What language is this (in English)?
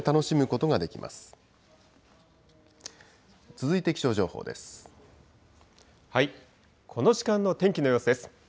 Japanese